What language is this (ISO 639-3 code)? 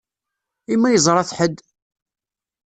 kab